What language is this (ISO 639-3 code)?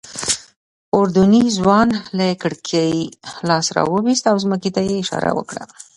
pus